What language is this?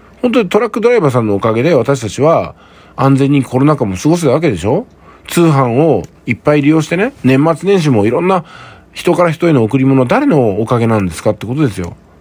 Japanese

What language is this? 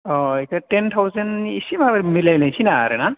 Bodo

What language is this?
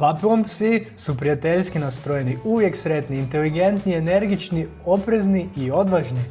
Croatian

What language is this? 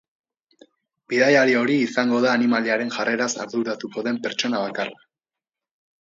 Basque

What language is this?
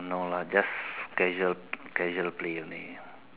English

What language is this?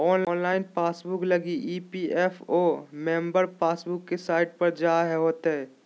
Magahi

